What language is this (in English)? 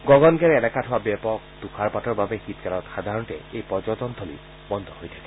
Assamese